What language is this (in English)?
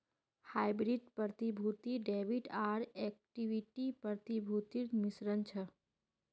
Magahi